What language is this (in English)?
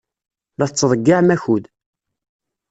Kabyle